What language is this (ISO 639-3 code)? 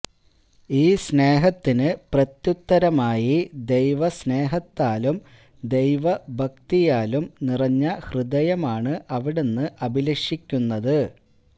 mal